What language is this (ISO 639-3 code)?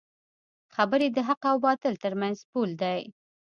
pus